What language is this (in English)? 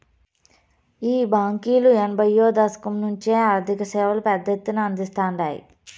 Telugu